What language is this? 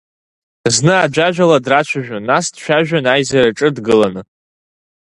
Abkhazian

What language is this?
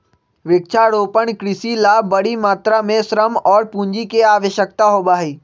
Magahi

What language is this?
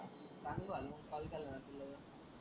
Marathi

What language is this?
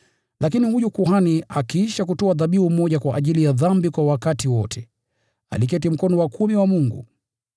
Swahili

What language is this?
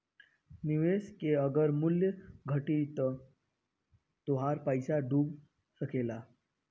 Bhojpuri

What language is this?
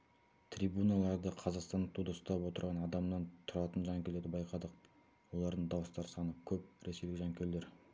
Kazakh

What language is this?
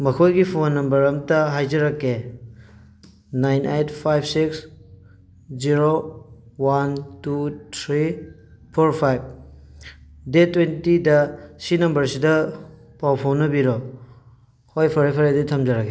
Manipuri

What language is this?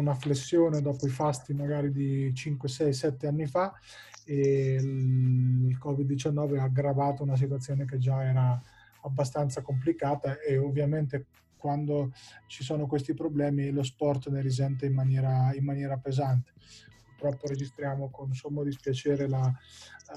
Italian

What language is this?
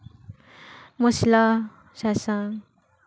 Santali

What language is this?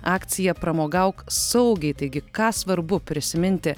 Lithuanian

